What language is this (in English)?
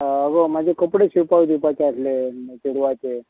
Konkani